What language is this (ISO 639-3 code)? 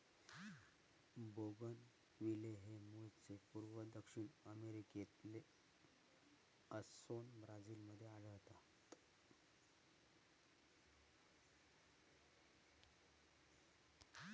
mar